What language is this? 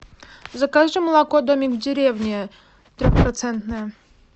Russian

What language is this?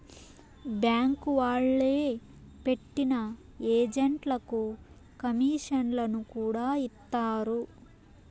Telugu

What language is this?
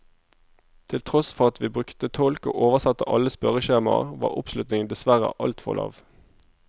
Norwegian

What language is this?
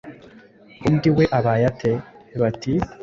Kinyarwanda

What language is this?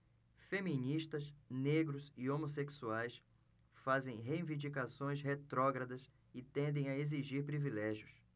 Portuguese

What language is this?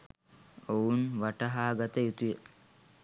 Sinhala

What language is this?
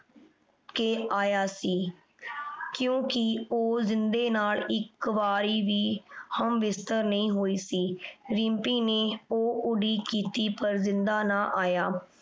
Punjabi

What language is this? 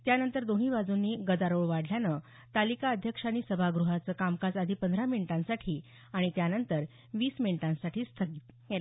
Marathi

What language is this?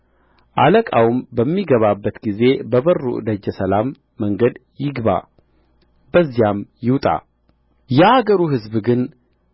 Amharic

